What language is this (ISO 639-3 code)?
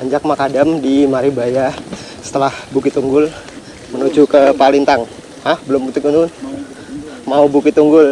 ind